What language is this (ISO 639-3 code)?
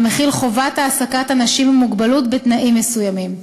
heb